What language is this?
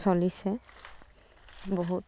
Assamese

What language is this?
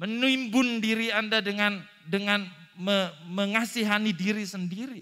Indonesian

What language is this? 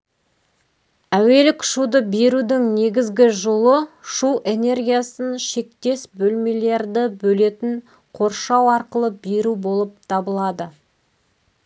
Kazakh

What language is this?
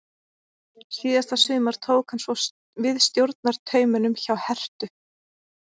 Icelandic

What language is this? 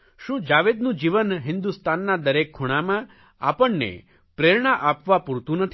Gujarati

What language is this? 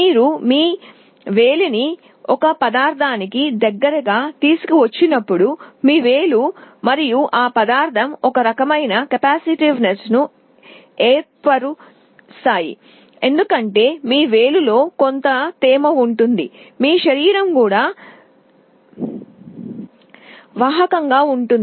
Telugu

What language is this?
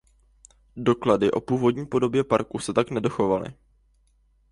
Czech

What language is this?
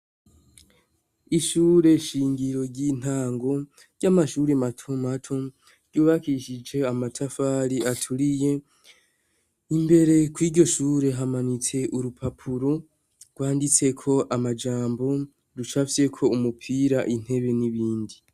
Rundi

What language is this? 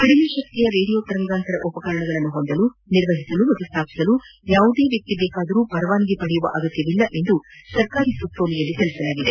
Kannada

